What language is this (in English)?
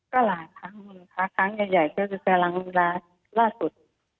Thai